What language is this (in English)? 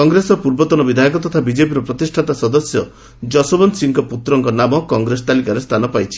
Odia